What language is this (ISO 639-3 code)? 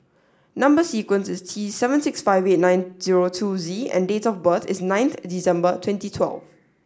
eng